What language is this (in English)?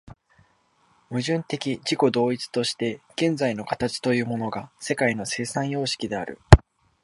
Japanese